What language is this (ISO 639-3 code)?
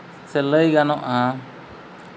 sat